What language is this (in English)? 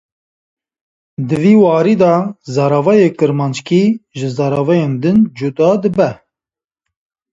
Kurdish